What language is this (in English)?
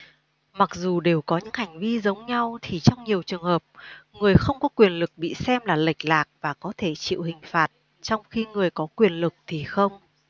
Vietnamese